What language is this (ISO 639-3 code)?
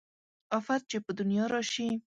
pus